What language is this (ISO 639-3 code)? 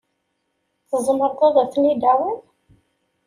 kab